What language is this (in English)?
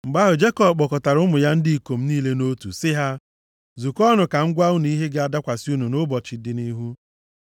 Igbo